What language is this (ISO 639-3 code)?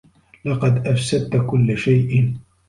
ara